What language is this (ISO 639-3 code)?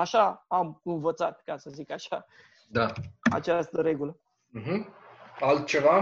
ron